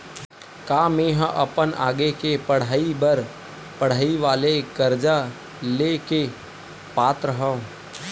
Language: Chhattisgarhi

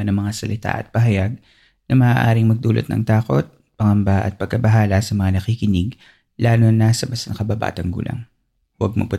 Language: Filipino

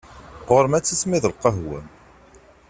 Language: Kabyle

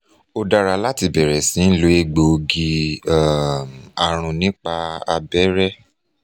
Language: Yoruba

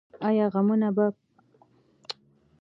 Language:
Pashto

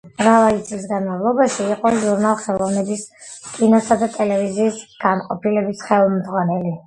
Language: Georgian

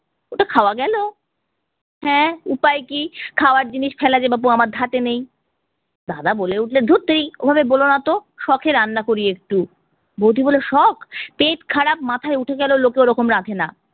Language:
Bangla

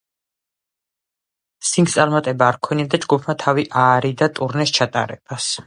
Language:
Georgian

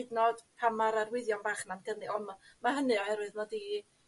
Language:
Welsh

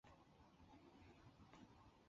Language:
Chinese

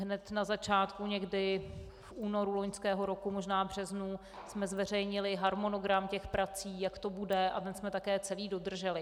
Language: Czech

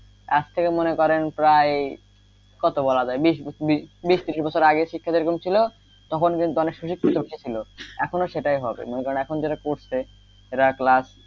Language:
Bangla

